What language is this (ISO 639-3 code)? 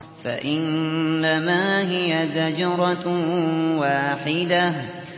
ara